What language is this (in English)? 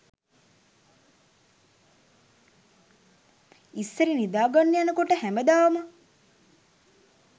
Sinhala